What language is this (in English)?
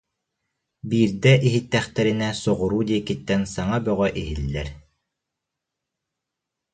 Yakut